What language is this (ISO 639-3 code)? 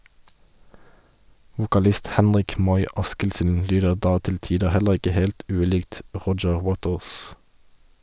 nor